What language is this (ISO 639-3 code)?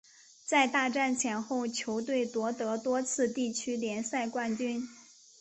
zho